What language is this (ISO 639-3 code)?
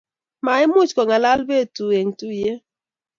kln